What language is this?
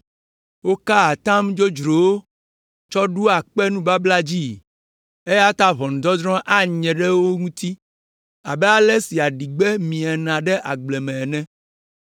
Ewe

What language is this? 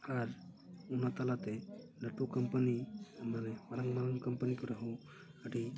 Santali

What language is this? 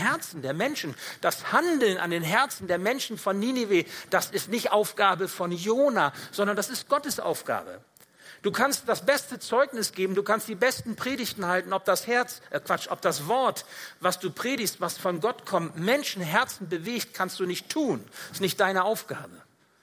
German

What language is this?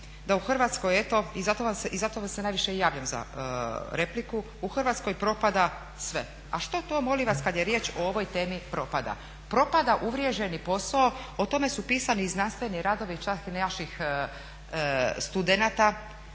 Croatian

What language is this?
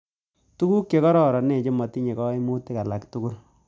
Kalenjin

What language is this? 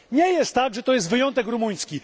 Polish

